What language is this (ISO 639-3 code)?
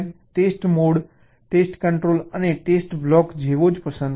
guj